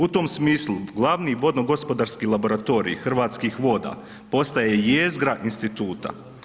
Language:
Croatian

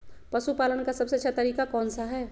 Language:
Magahi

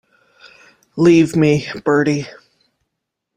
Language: English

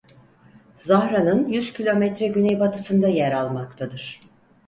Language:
Turkish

